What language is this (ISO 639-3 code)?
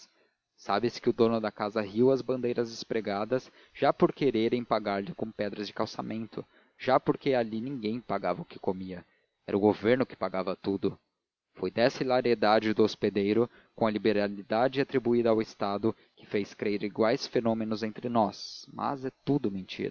por